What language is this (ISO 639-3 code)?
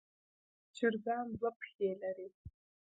pus